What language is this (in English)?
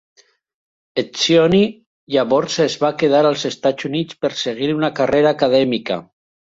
Catalan